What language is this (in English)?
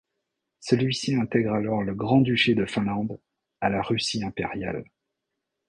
French